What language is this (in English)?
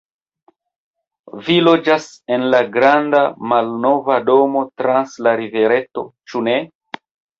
Esperanto